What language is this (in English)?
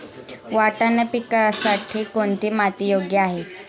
Marathi